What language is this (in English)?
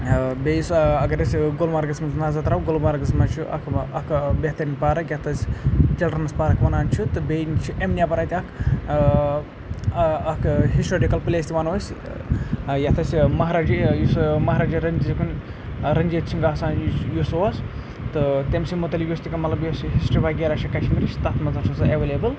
Kashmiri